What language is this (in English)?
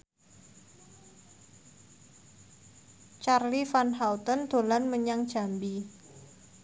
Javanese